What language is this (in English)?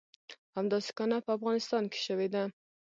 Pashto